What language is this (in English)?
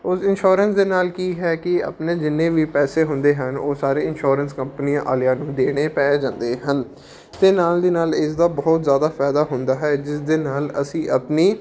Punjabi